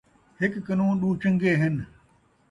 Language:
Saraiki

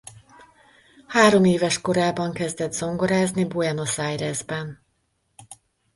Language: Hungarian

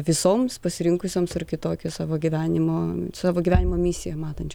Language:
Lithuanian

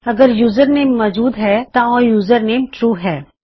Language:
Punjabi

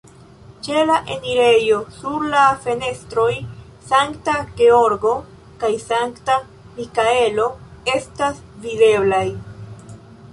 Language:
Esperanto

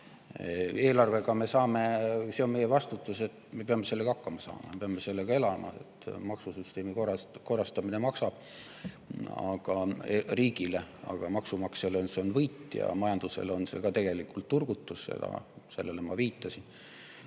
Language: Estonian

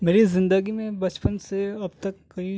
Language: Urdu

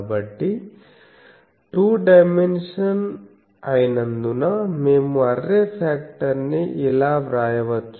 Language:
Telugu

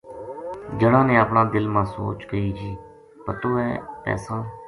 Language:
Gujari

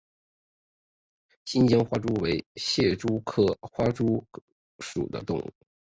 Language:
Chinese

